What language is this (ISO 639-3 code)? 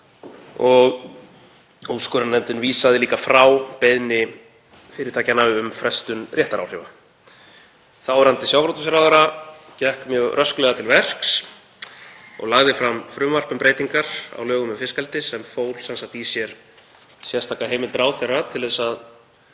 isl